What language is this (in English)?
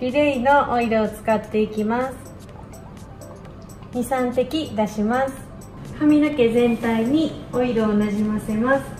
Japanese